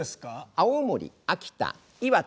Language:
Japanese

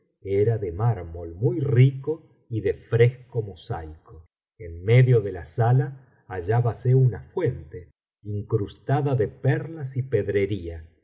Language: Spanish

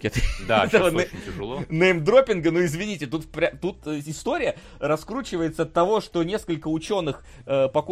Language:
Russian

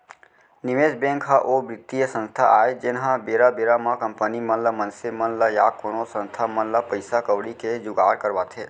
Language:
Chhattisgarhi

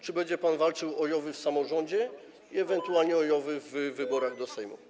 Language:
Polish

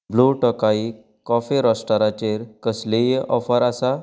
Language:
Konkani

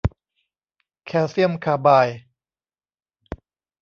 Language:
Thai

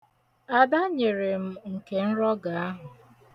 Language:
Igbo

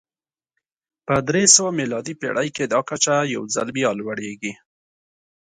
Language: Pashto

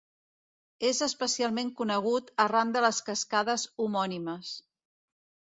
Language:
Catalan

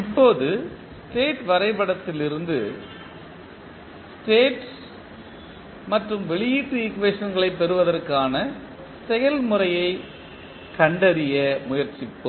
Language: Tamil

